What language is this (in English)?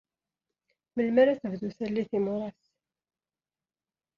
Kabyle